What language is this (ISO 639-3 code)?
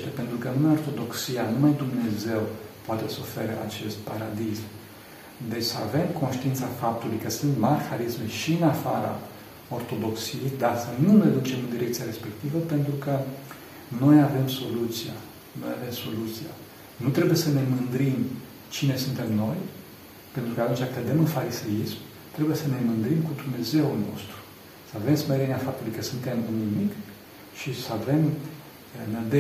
ron